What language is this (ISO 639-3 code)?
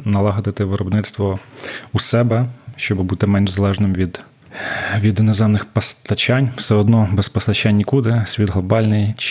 ukr